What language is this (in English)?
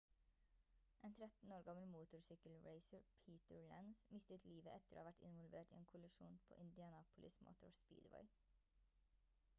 Norwegian Bokmål